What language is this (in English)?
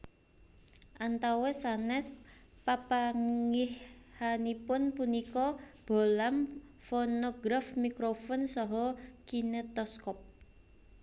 Javanese